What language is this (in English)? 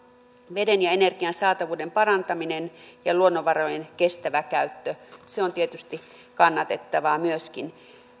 Finnish